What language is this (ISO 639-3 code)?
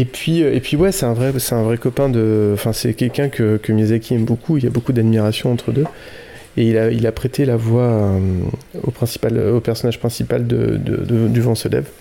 fra